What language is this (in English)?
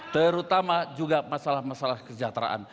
Indonesian